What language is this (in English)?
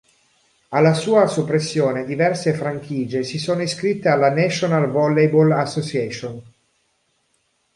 Italian